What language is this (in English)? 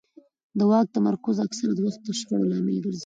Pashto